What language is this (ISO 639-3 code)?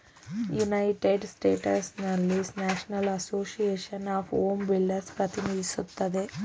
kan